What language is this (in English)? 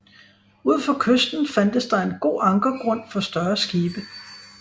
Danish